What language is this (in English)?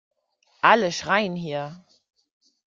German